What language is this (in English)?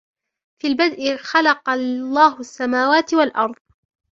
Arabic